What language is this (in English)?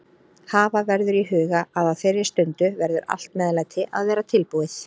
Icelandic